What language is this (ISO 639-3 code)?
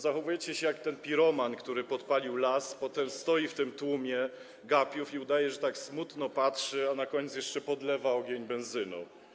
pol